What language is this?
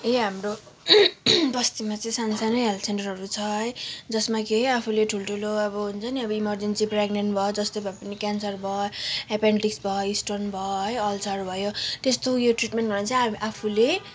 Nepali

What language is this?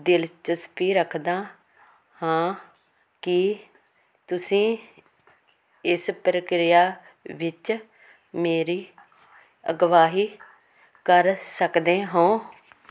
Punjabi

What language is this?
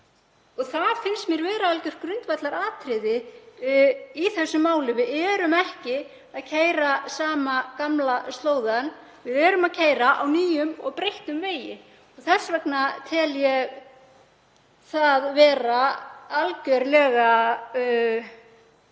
Icelandic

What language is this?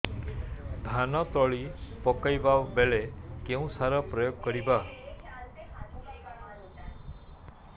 Odia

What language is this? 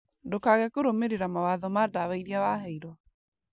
Kikuyu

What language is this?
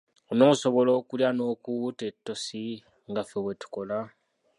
Ganda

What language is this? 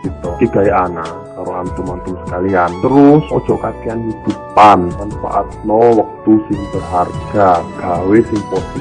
Indonesian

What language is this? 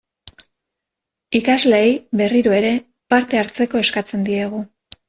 Basque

